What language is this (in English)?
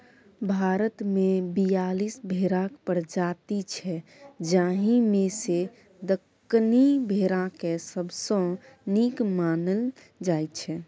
Maithili